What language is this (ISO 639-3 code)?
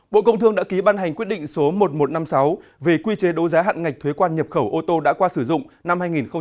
vie